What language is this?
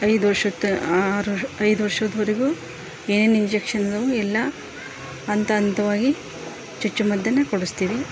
Kannada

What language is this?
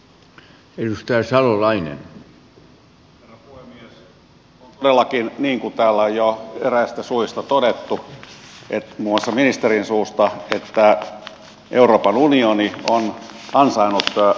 Finnish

